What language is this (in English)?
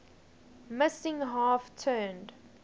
English